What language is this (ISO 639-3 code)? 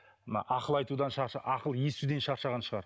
kaz